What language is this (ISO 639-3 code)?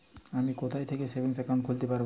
ben